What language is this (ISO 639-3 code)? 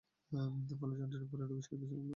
ben